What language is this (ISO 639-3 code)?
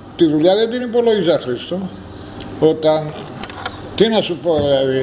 ell